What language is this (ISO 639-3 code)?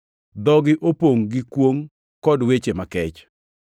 luo